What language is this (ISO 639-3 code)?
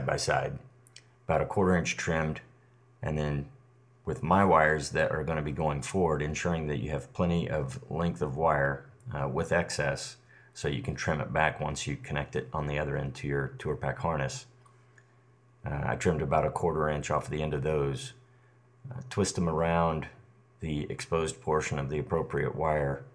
eng